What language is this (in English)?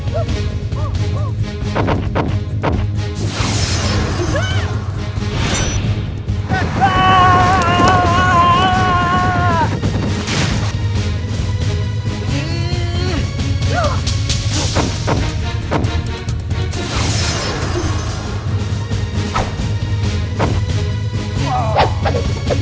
Indonesian